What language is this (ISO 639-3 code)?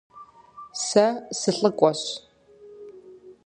kbd